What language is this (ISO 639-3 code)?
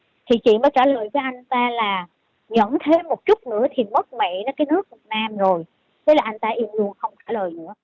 vie